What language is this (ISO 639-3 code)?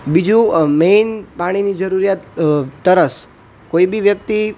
guj